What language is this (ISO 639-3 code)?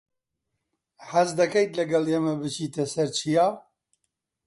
ckb